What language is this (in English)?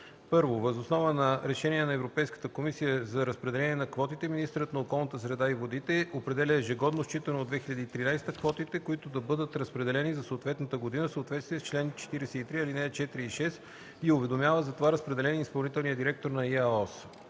Bulgarian